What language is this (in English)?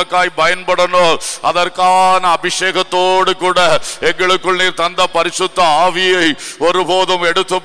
Tamil